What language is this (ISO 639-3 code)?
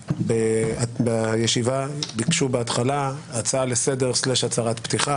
heb